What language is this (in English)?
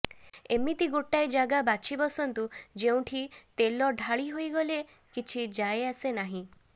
Odia